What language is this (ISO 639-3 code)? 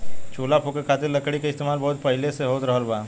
bho